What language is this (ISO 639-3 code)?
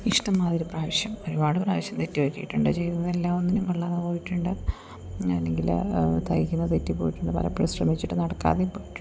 mal